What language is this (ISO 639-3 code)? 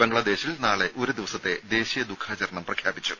mal